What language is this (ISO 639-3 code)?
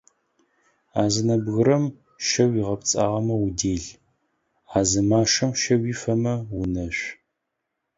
ady